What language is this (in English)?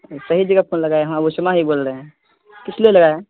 Urdu